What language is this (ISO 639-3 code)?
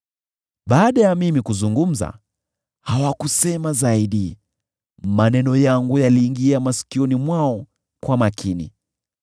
swa